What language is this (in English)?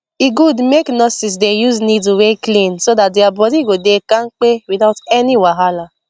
Nigerian Pidgin